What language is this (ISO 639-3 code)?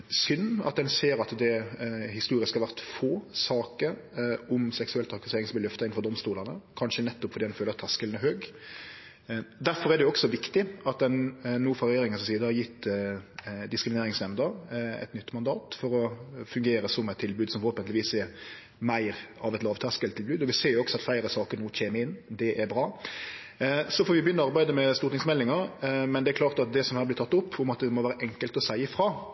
nno